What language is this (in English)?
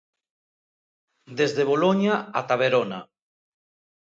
Galician